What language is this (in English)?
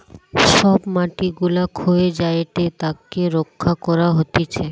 Bangla